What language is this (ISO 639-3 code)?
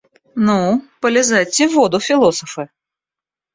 rus